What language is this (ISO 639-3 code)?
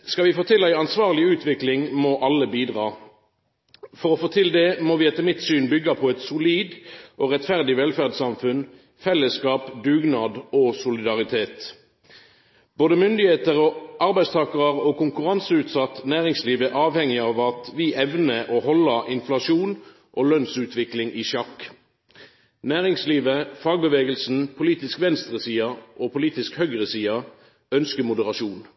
nno